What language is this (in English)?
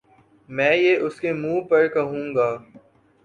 Urdu